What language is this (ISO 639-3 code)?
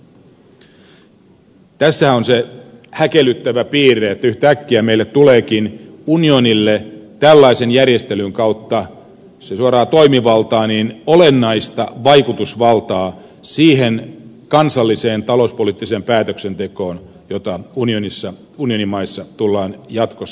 fin